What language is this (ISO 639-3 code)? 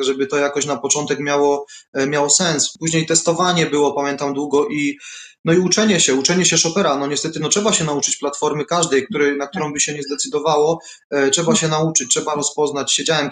pol